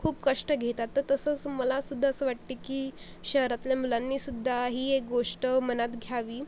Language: Marathi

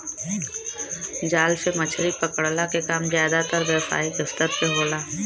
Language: Bhojpuri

